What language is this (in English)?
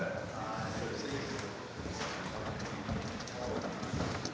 Danish